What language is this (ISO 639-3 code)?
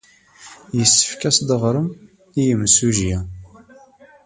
kab